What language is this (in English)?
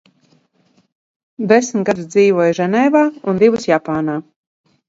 Latvian